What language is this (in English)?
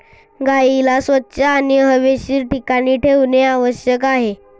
Marathi